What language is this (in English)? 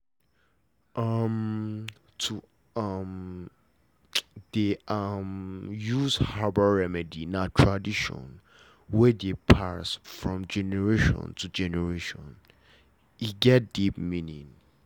Nigerian Pidgin